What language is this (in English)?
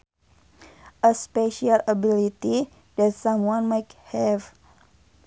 Sundanese